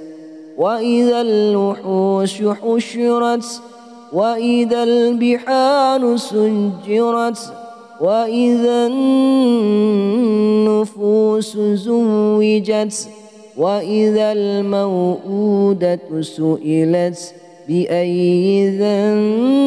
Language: Arabic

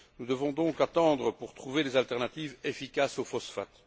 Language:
French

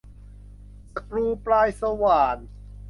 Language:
Thai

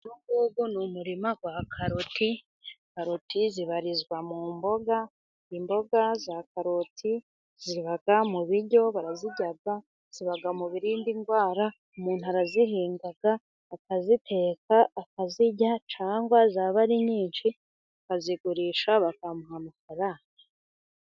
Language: Kinyarwanda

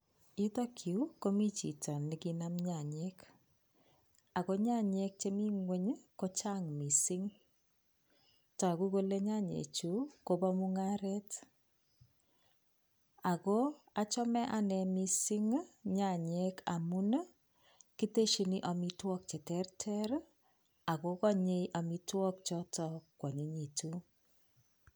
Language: Kalenjin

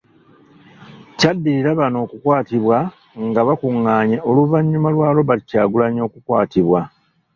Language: Ganda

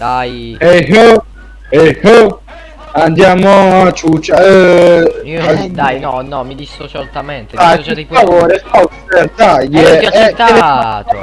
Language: Italian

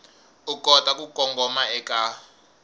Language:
Tsonga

